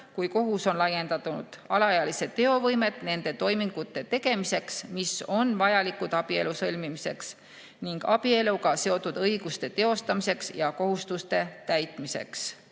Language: Estonian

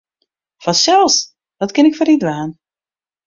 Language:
Western Frisian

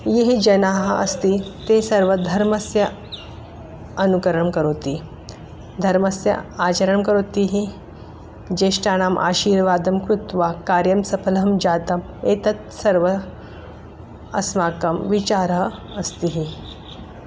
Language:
Sanskrit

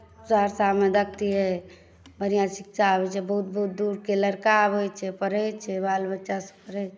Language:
Maithili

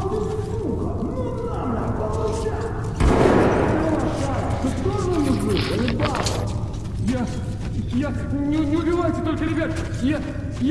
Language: Russian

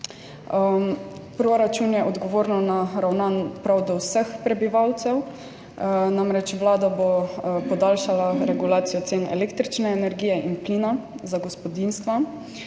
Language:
Slovenian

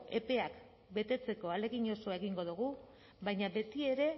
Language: Basque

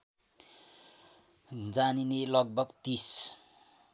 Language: Nepali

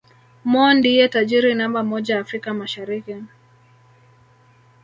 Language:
Swahili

